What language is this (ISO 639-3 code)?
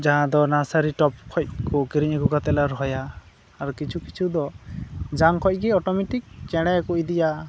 sat